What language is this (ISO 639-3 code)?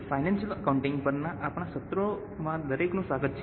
guj